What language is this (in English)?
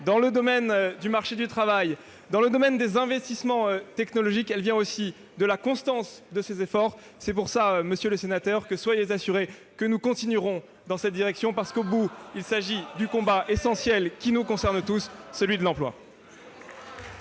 French